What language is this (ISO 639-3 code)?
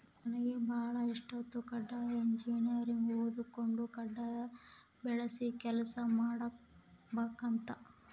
kan